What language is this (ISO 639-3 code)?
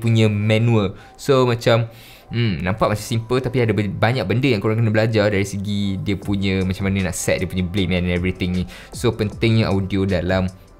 msa